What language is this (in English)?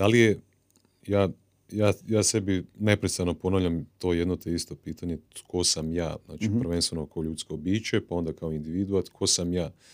Croatian